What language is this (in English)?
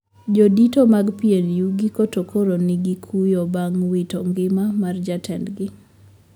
Luo (Kenya and Tanzania)